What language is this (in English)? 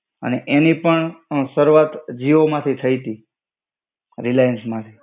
Gujarati